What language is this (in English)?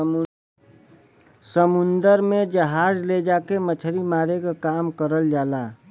Bhojpuri